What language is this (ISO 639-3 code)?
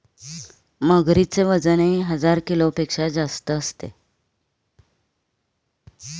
mar